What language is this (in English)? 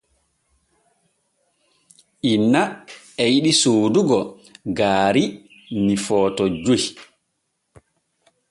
Borgu Fulfulde